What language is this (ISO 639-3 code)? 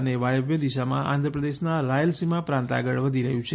guj